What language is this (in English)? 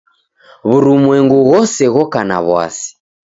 Taita